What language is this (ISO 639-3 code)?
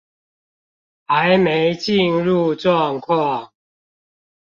zho